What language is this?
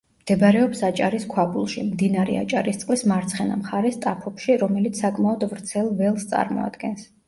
Georgian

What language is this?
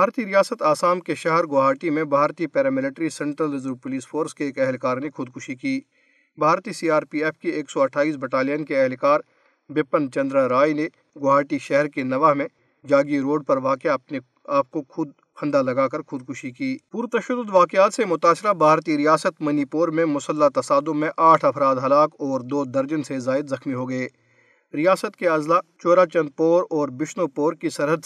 Urdu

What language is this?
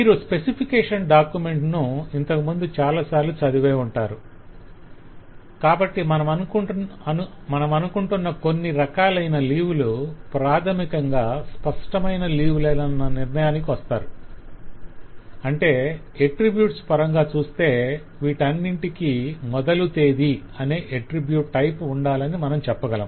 Telugu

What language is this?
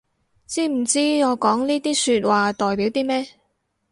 Cantonese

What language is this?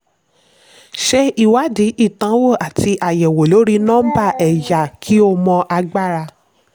Yoruba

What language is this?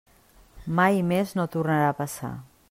Catalan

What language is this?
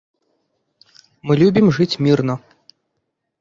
Belarusian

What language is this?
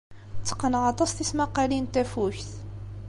Kabyle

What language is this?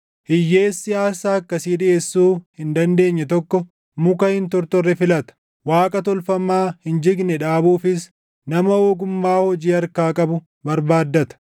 Oromo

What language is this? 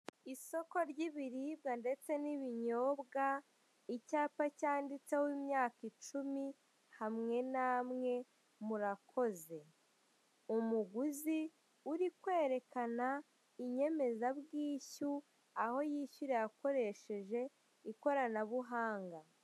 Kinyarwanda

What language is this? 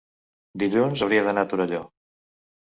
Catalan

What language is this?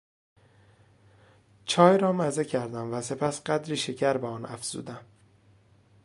Persian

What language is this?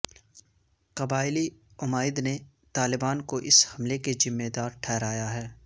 Urdu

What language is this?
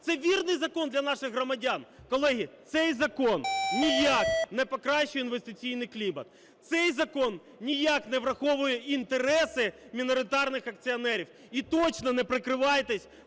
Ukrainian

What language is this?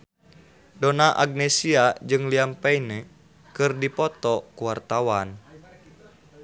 Sundanese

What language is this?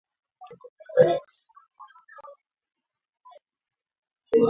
Swahili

